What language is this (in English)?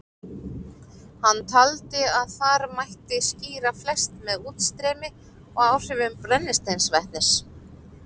Icelandic